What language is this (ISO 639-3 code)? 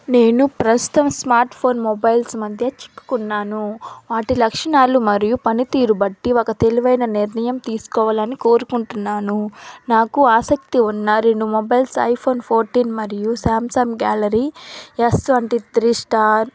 tel